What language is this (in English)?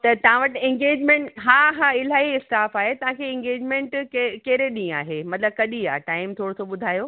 Sindhi